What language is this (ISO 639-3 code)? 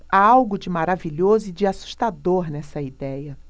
por